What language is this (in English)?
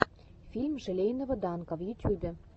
Russian